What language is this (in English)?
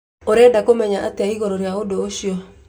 Kikuyu